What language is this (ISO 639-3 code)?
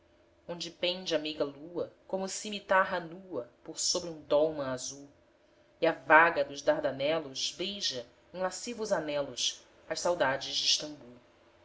por